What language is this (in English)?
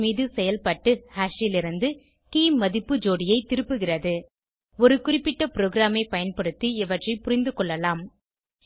Tamil